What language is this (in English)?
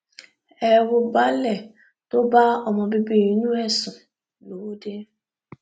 Yoruba